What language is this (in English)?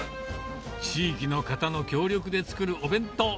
Japanese